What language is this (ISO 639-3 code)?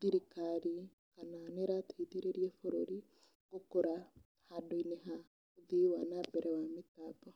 kik